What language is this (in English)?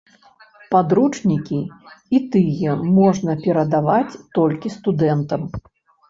Belarusian